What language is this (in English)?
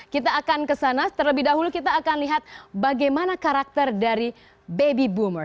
Indonesian